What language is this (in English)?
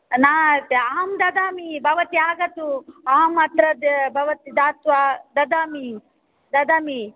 Sanskrit